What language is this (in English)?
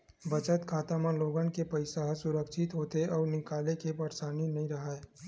Chhattisgarhi